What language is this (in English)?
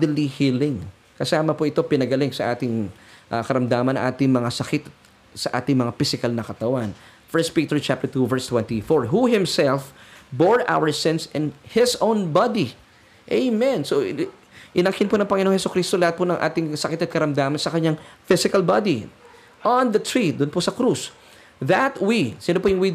Filipino